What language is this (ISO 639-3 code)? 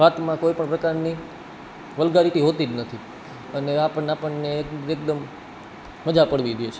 guj